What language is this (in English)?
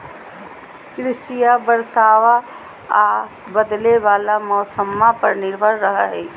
Magahi